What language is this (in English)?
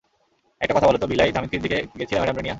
Bangla